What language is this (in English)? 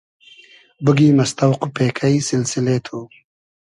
Hazaragi